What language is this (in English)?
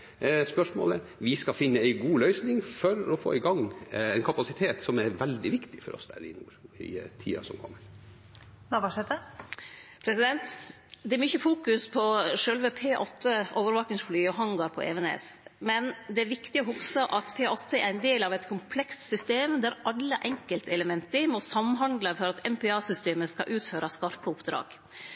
Norwegian